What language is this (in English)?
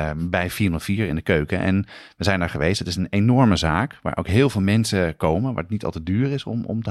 Dutch